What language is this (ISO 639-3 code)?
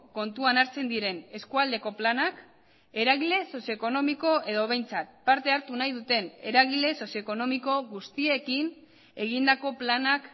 eus